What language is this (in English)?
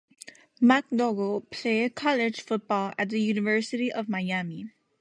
English